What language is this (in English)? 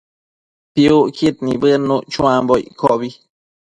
Matsés